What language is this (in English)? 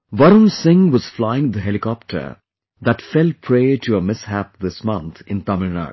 English